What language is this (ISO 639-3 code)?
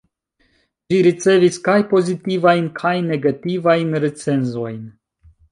epo